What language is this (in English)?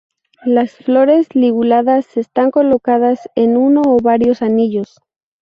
Spanish